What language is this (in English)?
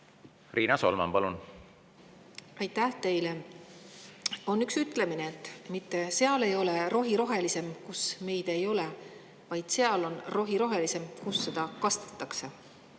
Estonian